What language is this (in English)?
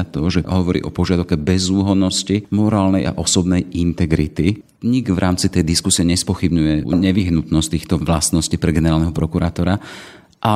Slovak